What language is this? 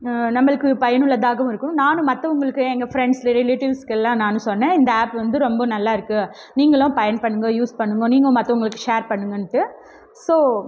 Tamil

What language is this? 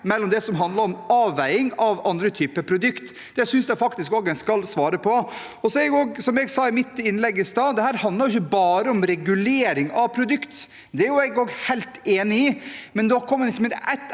Norwegian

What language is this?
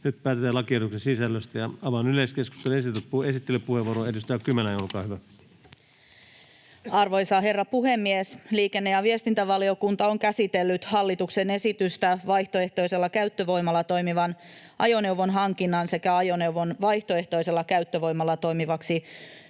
Finnish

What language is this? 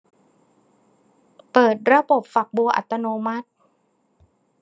Thai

